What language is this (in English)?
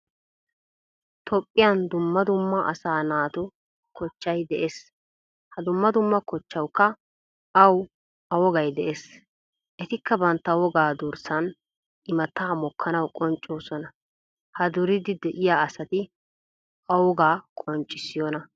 Wolaytta